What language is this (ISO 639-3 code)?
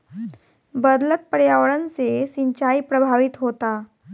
bho